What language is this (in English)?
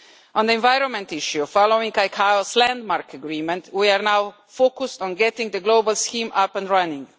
English